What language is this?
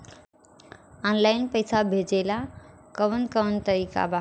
Bhojpuri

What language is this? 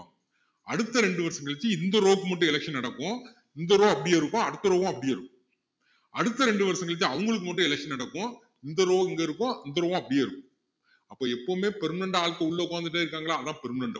Tamil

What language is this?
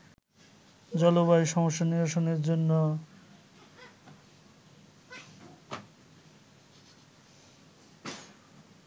Bangla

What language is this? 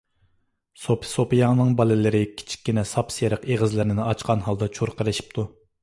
Uyghur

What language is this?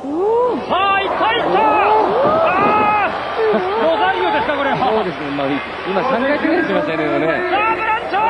Japanese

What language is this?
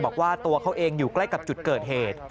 Thai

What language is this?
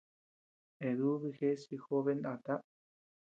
Tepeuxila Cuicatec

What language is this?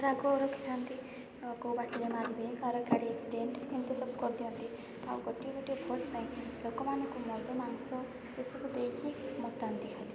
Odia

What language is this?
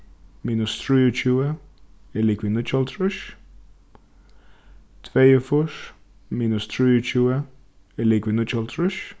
Faroese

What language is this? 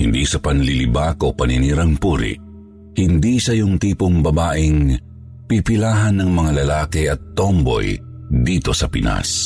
Filipino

